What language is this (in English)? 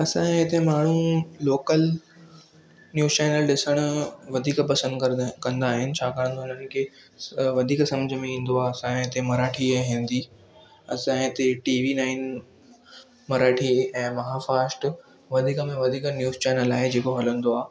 Sindhi